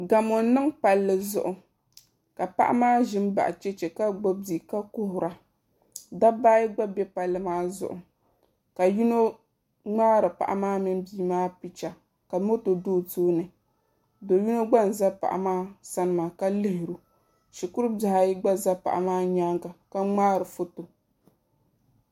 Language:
Dagbani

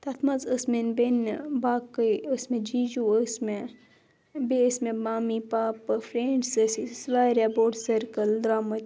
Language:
Kashmiri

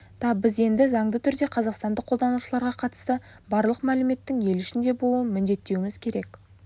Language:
Kazakh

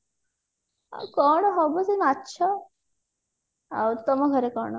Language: Odia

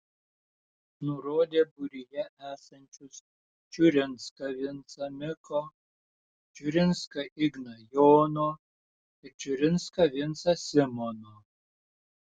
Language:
Lithuanian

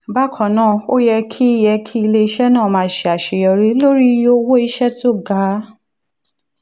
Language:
Yoruba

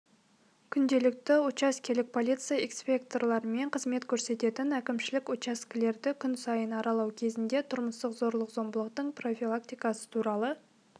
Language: Kazakh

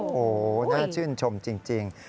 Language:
Thai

